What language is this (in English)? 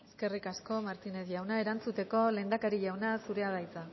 Basque